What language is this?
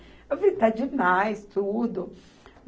Portuguese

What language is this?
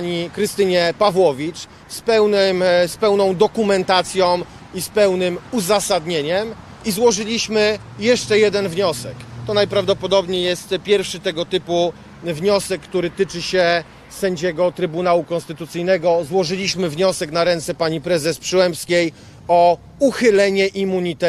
Polish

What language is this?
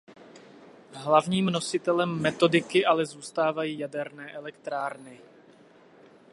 Czech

